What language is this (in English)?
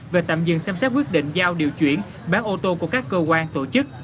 Vietnamese